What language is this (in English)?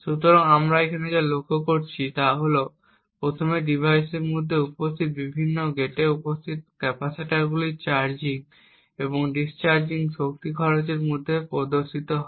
Bangla